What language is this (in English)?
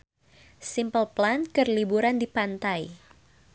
Sundanese